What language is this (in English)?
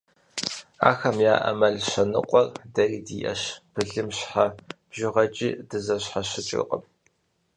Kabardian